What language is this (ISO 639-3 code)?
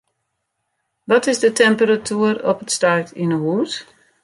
fry